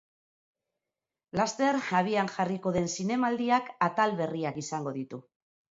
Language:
Basque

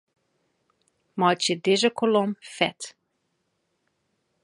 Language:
Western Frisian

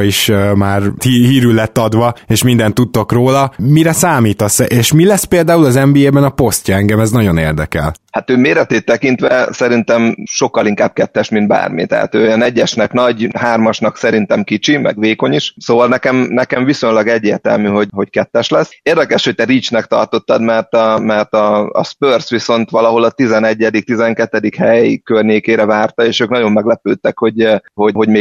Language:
Hungarian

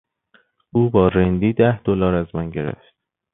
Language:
Persian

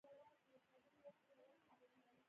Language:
Pashto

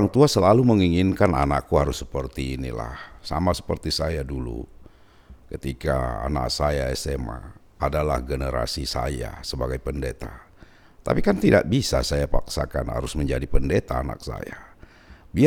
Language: Indonesian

